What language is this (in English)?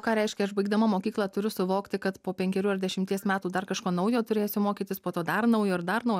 Lithuanian